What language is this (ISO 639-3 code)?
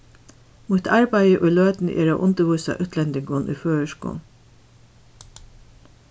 fao